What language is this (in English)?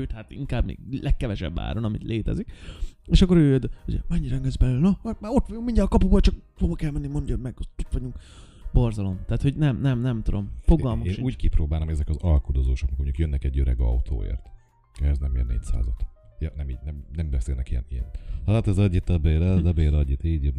Hungarian